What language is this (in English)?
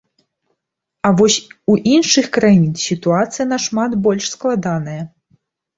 Belarusian